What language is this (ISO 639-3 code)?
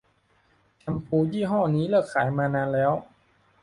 tha